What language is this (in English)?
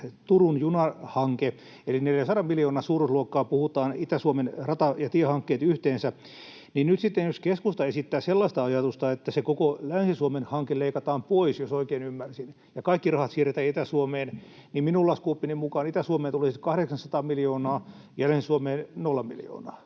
Finnish